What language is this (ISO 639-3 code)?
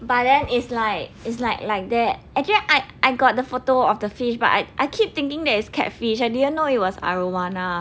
eng